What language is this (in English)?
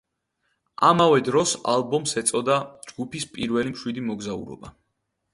Georgian